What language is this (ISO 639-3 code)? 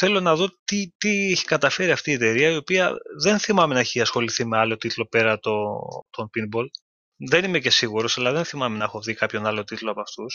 ell